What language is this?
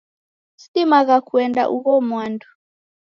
Taita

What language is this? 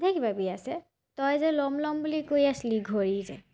Assamese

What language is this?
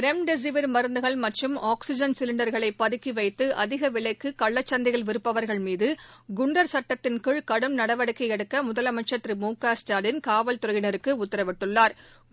Tamil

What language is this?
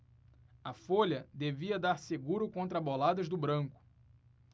Portuguese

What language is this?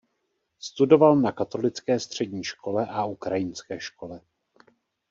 Czech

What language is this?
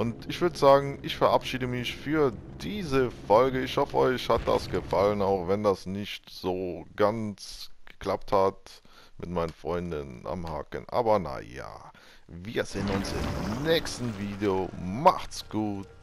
German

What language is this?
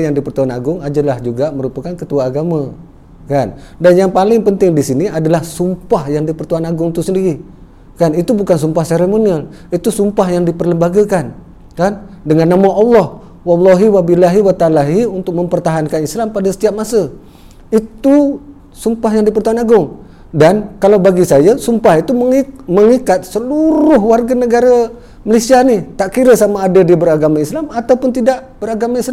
Malay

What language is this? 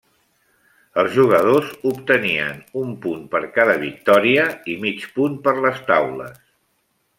Catalan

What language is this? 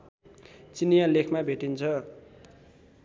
Nepali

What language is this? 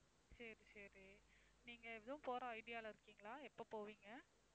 Tamil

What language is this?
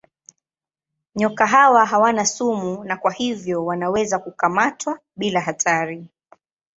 Swahili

